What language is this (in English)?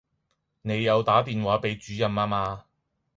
Cantonese